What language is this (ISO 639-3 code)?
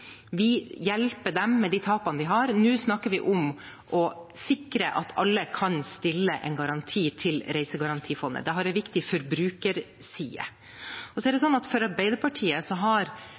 nob